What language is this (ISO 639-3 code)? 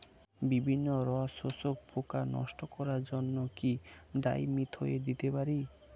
ben